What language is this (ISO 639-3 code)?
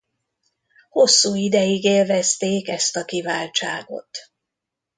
hun